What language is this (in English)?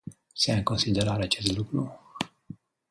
Romanian